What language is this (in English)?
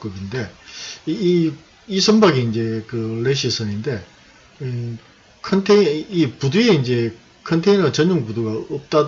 Korean